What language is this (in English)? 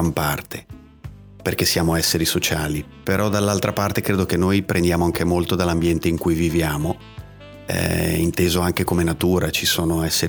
Italian